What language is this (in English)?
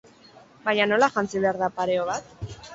Basque